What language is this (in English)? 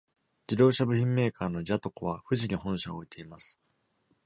Japanese